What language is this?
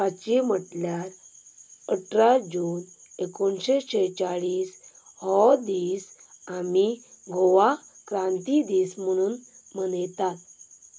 Konkani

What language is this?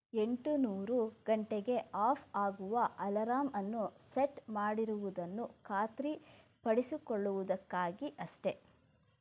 Kannada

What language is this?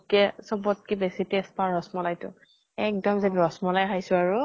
Assamese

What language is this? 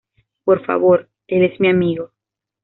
Spanish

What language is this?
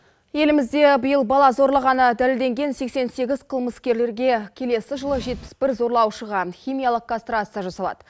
Kazakh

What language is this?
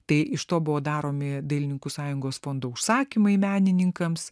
Lithuanian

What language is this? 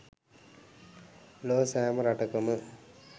Sinhala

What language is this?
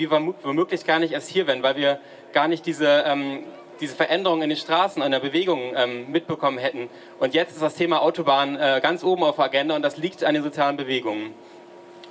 German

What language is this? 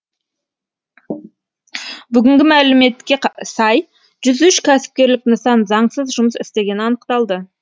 Kazakh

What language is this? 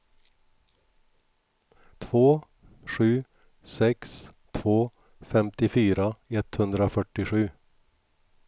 Swedish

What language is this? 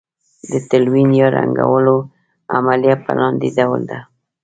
Pashto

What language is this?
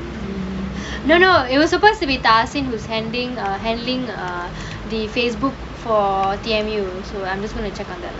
English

